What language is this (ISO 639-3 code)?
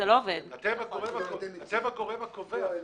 heb